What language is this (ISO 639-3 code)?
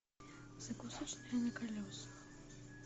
rus